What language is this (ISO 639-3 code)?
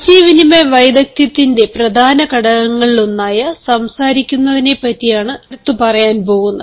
mal